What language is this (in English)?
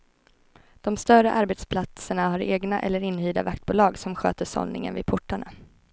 Swedish